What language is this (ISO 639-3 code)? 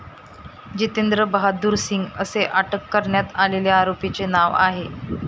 mar